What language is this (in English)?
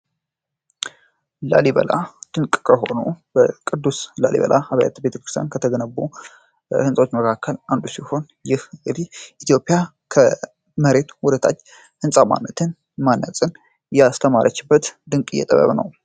Amharic